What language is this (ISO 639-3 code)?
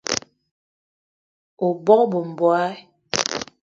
eto